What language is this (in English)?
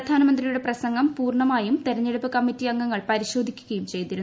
Malayalam